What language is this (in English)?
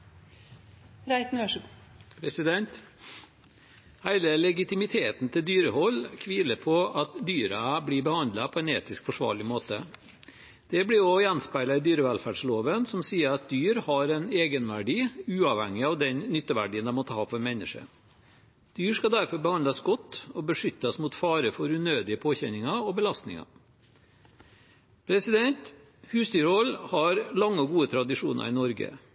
Norwegian Bokmål